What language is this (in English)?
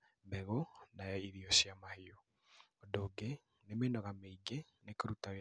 Kikuyu